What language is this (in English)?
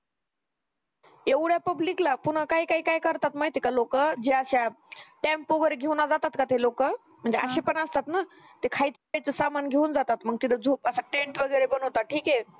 Marathi